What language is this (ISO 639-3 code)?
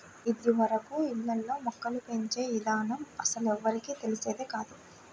tel